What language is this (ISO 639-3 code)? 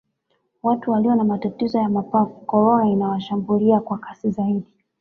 swa